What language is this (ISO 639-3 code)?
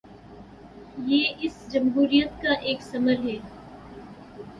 urd